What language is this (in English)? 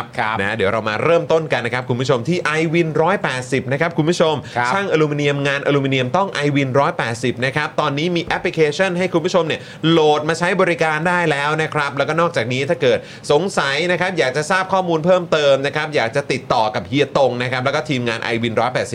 Thai